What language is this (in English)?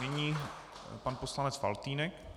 Czech